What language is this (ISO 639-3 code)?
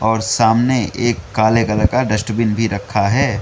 hin